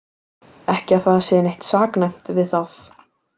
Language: Icelandic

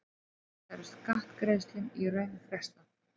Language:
Icelandic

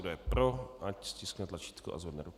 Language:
Czech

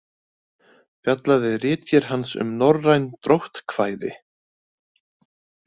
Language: Icelandic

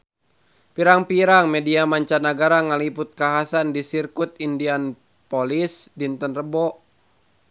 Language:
Sundanese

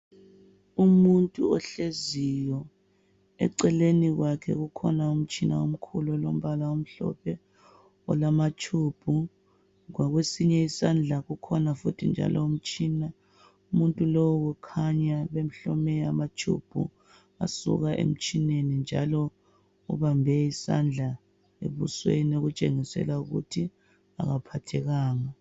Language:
North Ndebele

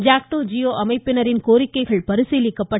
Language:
Tamil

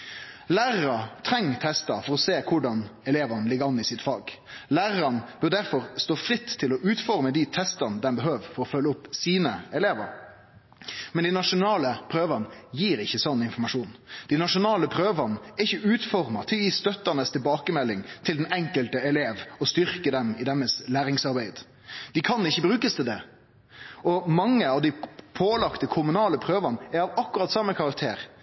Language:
Norwegian Nynorsk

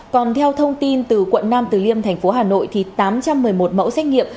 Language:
Vietnamese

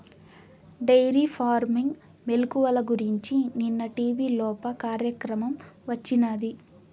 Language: Telugu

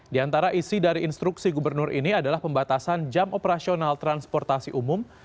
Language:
Indonesian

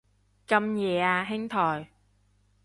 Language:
Cantonese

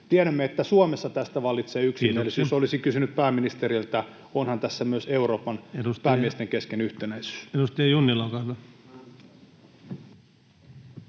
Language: Finnish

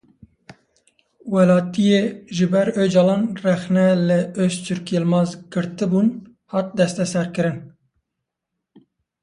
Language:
Kurdish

